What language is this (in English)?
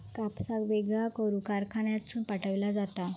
Marathi